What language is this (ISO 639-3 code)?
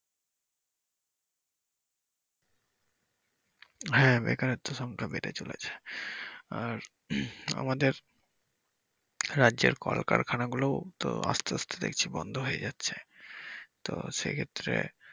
ben